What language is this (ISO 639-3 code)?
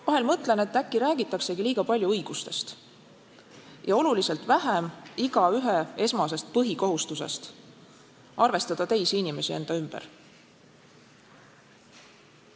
est